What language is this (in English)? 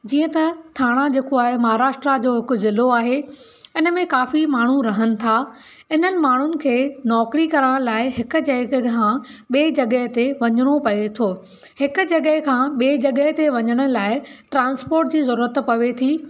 Sindhi